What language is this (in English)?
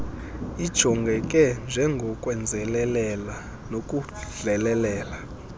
Xhosa